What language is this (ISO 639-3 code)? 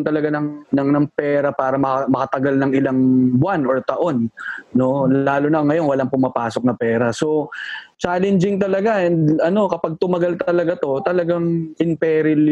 fil